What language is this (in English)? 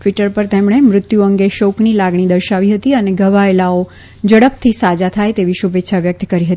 Gujarati